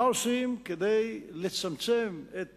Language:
Hebrew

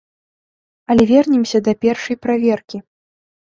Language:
Belarusian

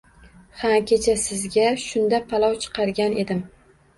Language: Uzbek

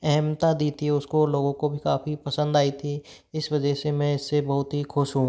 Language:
Hindi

